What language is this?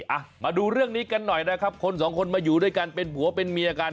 Thai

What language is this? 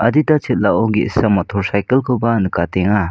Garo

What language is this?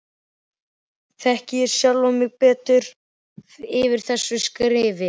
Icelandic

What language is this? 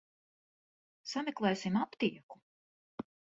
Latvian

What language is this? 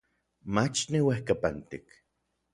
Orizaba Nahuatl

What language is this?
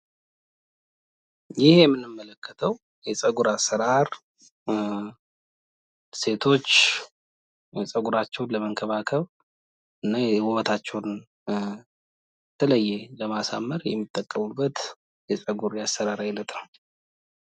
Amharic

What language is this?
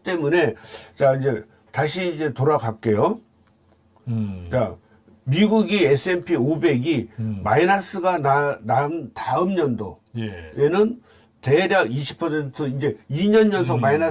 Korean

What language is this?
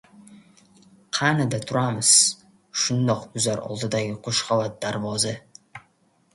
Uzbek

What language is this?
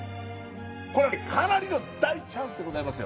Japanese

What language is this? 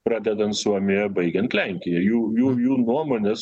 Lithuanian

